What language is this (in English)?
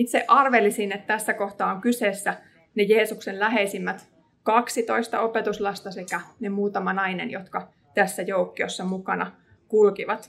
Finnish